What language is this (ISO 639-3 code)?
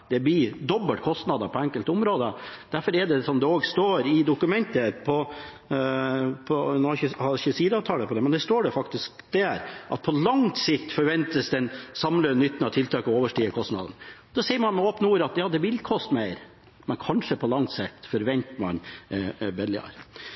nob